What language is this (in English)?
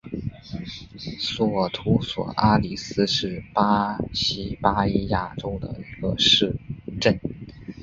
Chinese